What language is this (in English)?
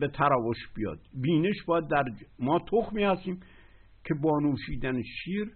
Persian